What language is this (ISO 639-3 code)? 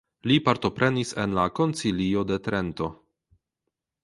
epo